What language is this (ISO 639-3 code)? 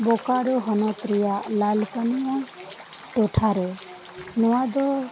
sat